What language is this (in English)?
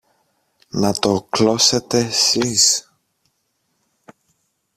Greek